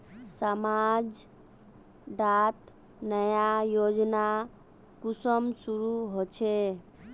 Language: Magahi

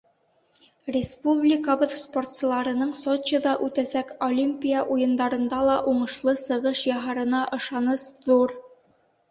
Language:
Bashkir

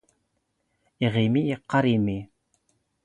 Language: Standard Moroccan Tamazight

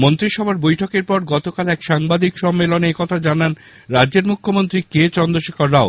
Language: Bangla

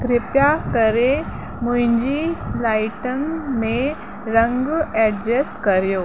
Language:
Sindhi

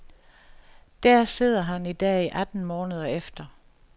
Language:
Danish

